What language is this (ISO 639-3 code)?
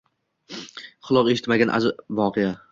uzb